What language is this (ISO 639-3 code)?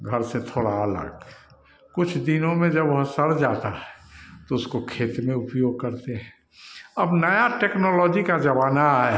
hin